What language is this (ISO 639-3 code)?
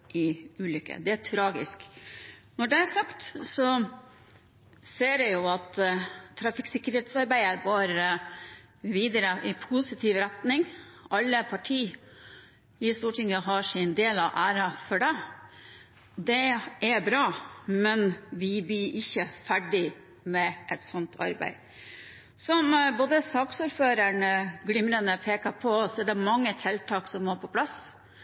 nob